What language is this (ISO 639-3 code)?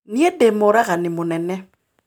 kik